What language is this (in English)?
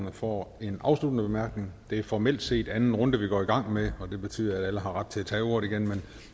Danish